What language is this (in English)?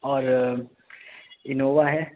Urdu